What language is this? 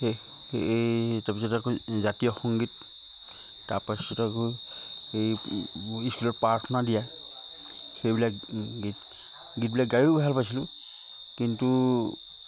Assamese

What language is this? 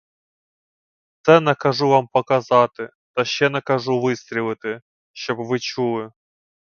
Ukrainian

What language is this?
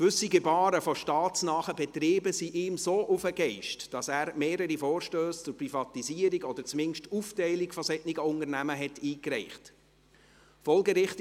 Swiss German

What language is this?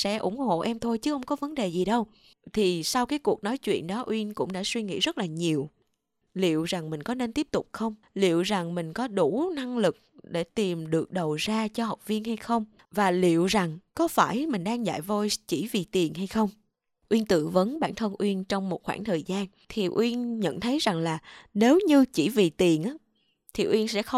Vietnamese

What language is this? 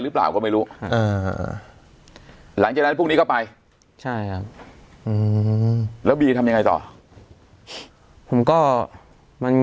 Thai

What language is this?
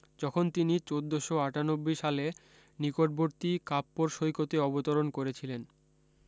Bangla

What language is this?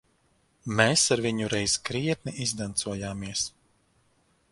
Latvian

